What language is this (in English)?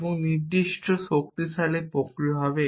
Bangla